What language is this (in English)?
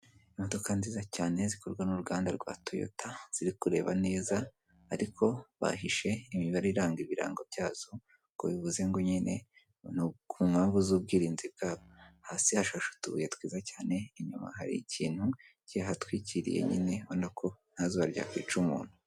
Kinyarwanda